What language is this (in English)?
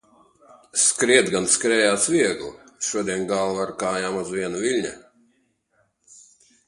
Latvian